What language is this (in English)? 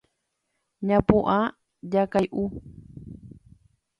Guarani